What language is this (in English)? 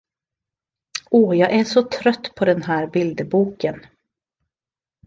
Swedish